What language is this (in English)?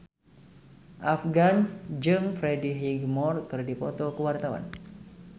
Sundanese